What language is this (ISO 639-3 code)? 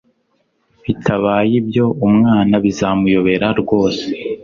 kin